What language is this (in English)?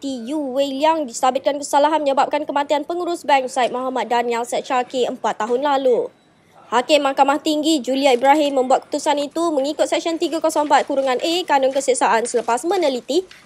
Malay